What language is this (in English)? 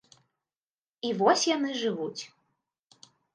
Belarusian